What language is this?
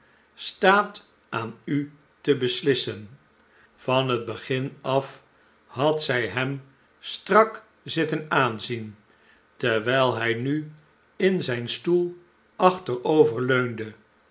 Dutch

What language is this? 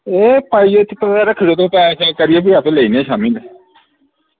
Dogri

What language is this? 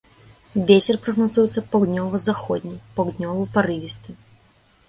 Belarusian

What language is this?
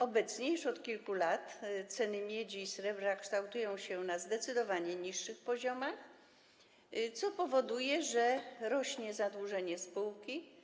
Polish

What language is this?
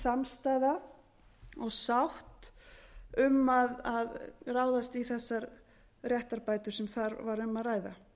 Icelandic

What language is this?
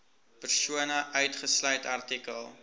Afrikaans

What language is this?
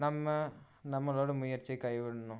Tamil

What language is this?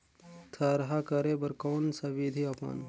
Chhattisgarhi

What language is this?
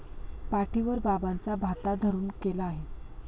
Marathi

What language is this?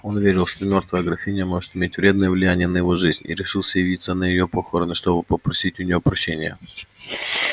Russian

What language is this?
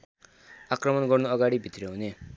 Nepali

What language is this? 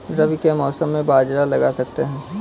Hindi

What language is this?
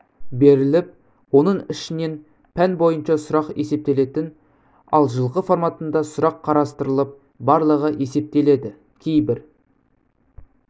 Kazakh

